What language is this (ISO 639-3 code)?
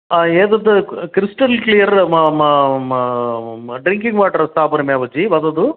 san